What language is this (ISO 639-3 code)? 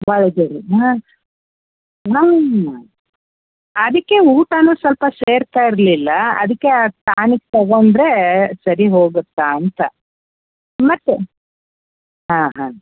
kan